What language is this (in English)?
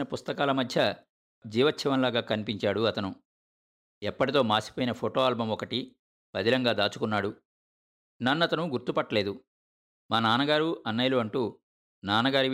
Telugu